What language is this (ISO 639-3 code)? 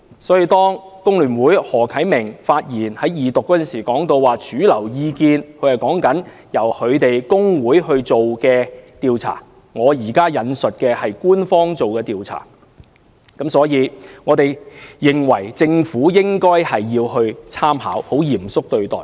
yue